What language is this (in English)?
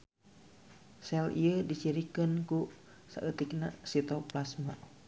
Sundanese